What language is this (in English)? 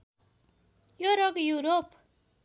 Nepali